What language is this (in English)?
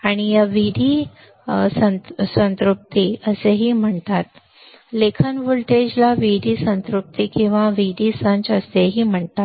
Marathi